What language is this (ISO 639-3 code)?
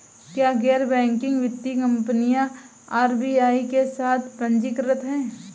hin